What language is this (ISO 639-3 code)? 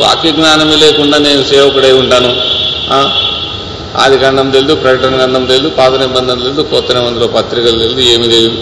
tel